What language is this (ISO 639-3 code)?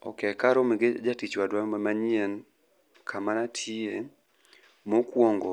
luo